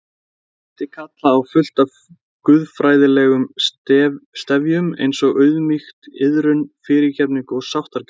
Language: Icelandic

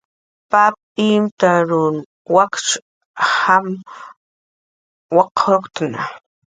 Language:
Jaqaru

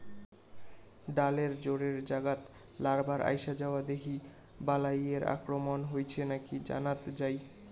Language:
Bangla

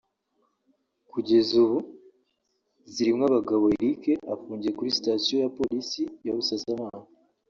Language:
Kinyarwanda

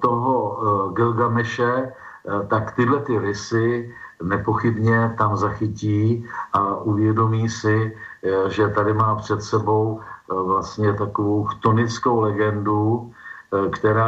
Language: Czech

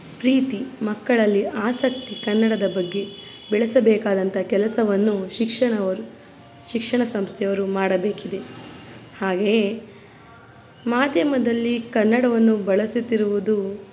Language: Kannada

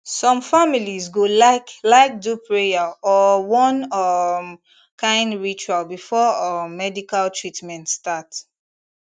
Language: Nigerian Pidgin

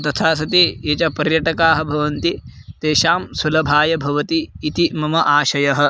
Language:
Sanskrit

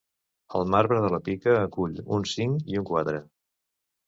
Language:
Catalan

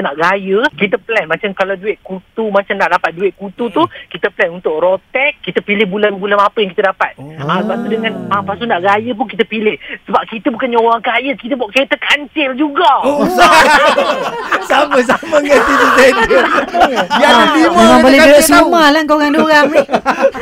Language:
Malay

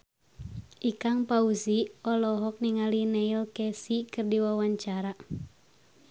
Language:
Sundanese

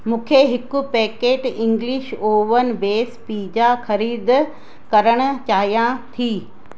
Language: Sindhi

